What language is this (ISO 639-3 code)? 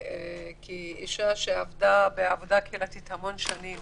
heb